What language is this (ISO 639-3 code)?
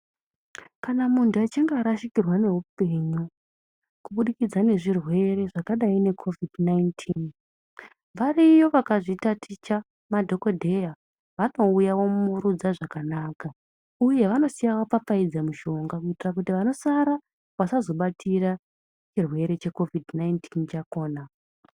ndc